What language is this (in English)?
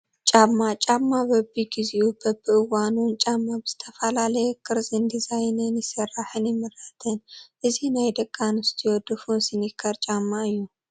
Tigrinya